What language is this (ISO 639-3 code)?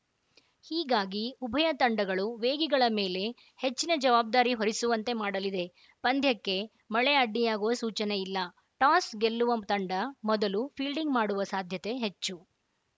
kan